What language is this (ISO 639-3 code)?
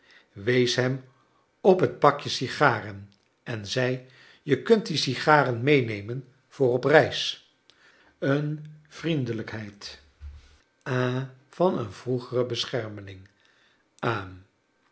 nld